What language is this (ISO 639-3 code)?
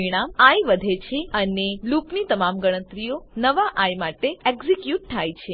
guj